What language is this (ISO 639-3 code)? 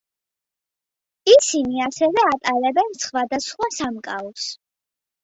kat